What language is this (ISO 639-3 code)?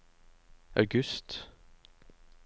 nor